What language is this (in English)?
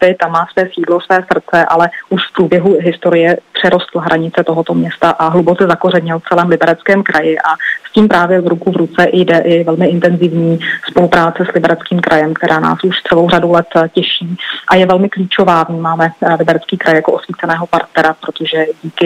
Czech